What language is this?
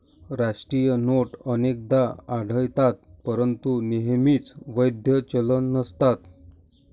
Marathi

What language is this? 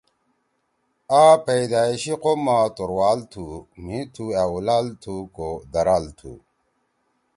Torwali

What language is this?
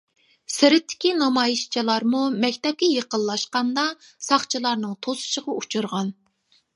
Uyghur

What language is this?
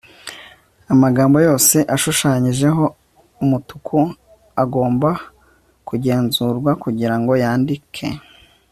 Kinyarwanda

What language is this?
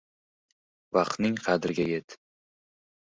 Uzbek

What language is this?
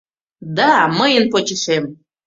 Mari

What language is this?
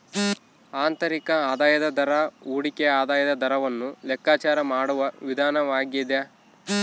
Kannada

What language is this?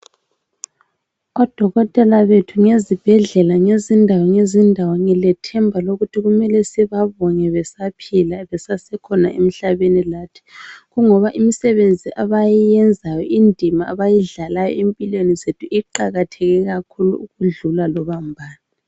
North Ndebele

